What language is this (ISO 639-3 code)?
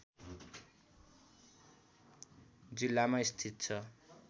nep